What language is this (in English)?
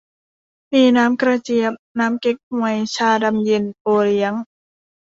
Thai